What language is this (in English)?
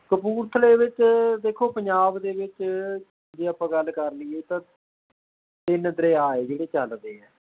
Punjabi